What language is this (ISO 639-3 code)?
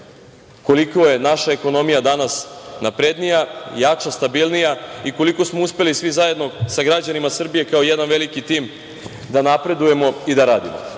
srp